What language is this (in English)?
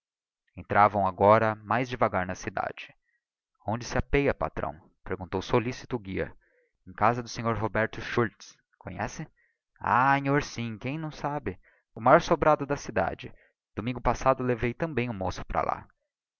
Portuguese